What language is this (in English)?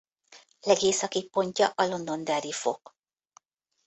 Hungarian